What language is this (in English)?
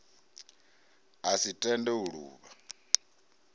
Venda